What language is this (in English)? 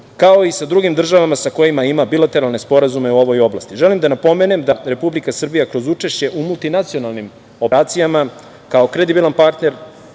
Serbian